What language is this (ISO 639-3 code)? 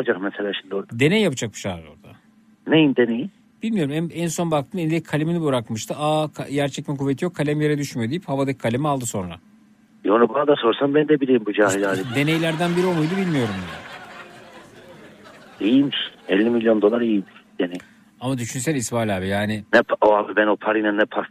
tur